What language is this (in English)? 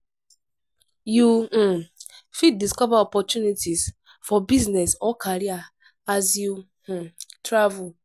Nigerian Pidgin